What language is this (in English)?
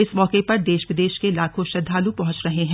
Hindi